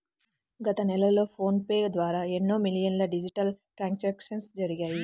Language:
Telugu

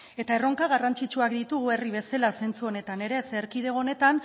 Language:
Basque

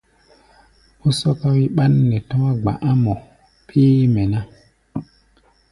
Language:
Gbaya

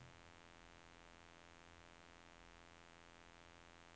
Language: Norwegian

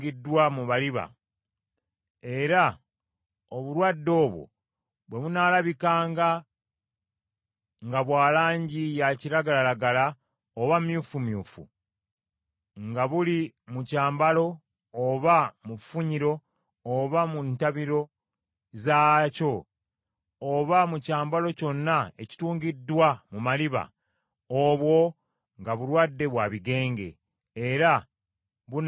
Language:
Ganda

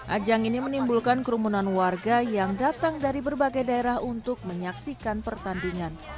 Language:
Indonesian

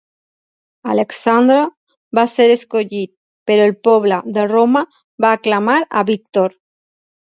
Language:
Catalan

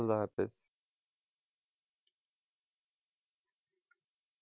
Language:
Bangla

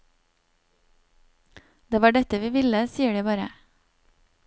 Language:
Norwegian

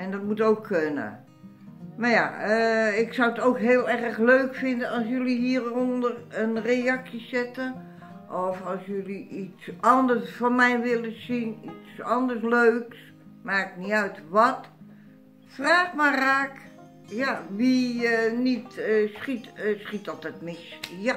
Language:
Dutch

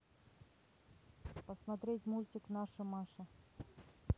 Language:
Russian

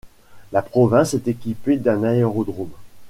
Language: French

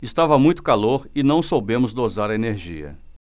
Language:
Portuguese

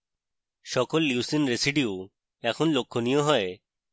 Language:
Bangla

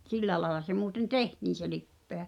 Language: Finnish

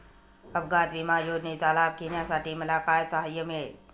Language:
Marathi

